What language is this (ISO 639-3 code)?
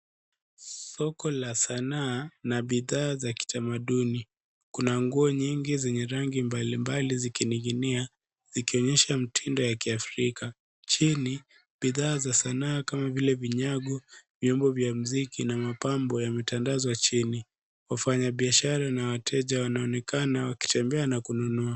swa